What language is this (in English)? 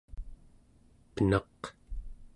Central Yupik